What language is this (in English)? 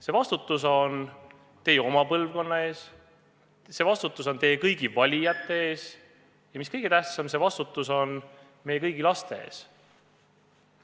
Estonian